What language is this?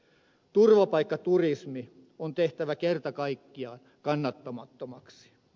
Finnish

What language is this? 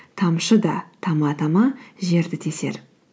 Kazakh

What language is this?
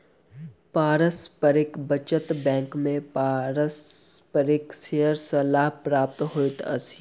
Maithili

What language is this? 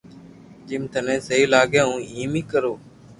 Loarki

